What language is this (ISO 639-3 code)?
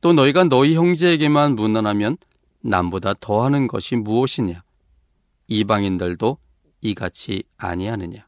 kor